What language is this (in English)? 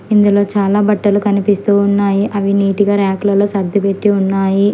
Telugu